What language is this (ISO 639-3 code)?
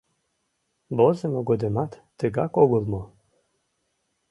chm